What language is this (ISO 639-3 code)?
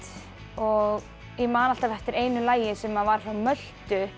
isl